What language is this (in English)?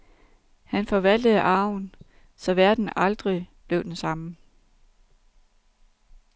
Danish